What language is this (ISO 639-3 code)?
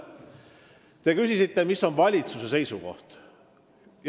est